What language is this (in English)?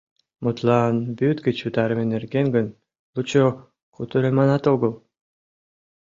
Mari